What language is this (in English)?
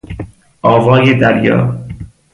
Persian